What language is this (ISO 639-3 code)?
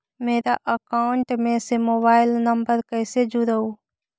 mag